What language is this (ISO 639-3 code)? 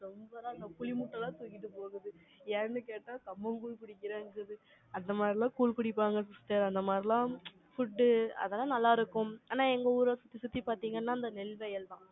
tam